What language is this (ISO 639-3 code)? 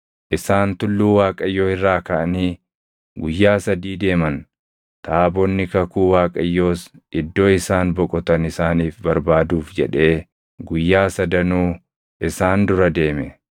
orm